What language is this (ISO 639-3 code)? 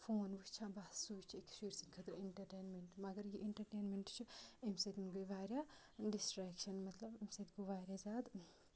kas